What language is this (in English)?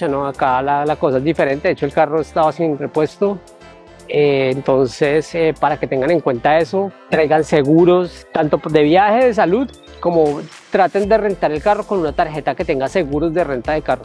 Spanish